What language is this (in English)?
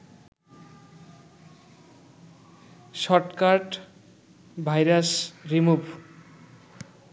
Bangla